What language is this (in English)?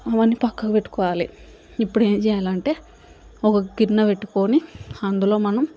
Telugu